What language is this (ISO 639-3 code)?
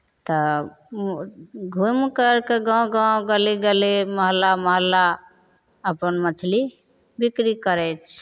mai